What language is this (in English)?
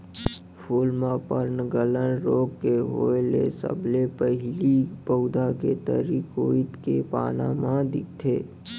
Chhattisgarhi